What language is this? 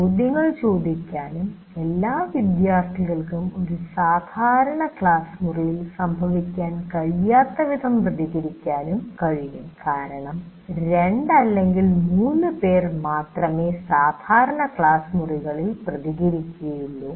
Malayalam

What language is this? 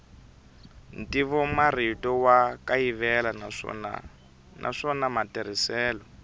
Tsonga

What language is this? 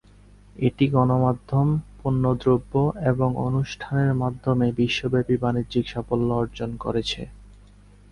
Bangla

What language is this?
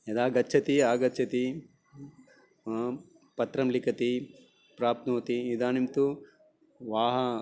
Sanskrit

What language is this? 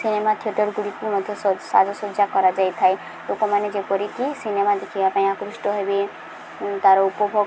Odia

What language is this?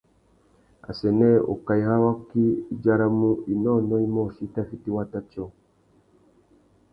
Tuki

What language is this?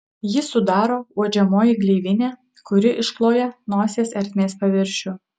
Lithuanian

